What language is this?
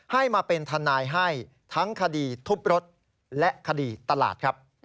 Thai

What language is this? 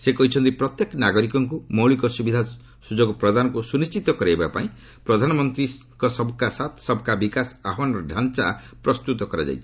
Odia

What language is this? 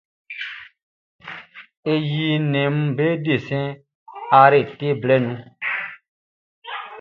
Baoulé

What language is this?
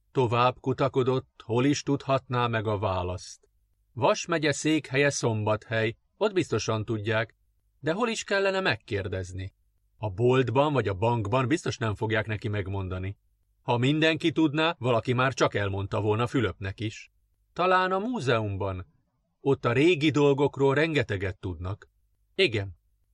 Hungarian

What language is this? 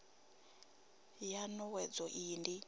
Venda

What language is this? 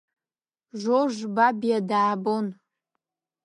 Abkhazian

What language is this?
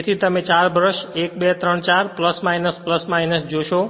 Gujarati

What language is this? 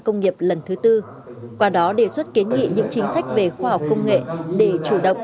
Vietnamese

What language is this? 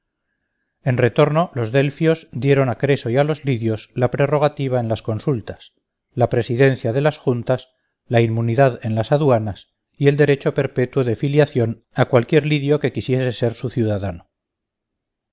Spanish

